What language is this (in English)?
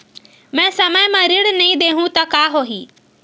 Chhattisgarhi